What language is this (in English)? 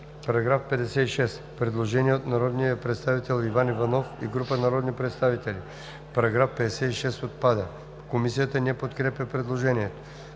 Bulgarian